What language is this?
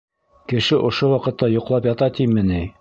Bashkir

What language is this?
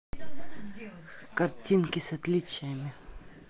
Russian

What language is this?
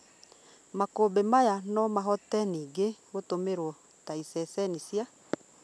Kikuyu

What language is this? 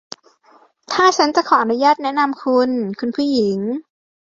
Thai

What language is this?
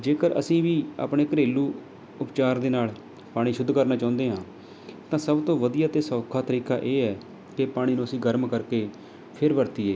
Punjabi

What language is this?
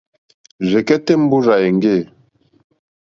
Mokpwe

